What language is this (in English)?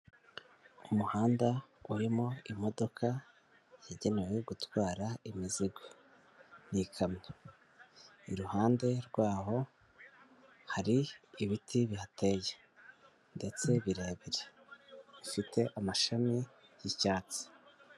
Kinyarwanda